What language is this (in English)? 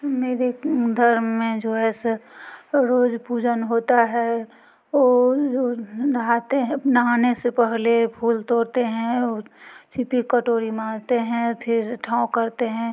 Hindi